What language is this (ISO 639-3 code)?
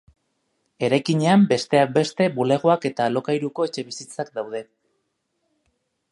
eus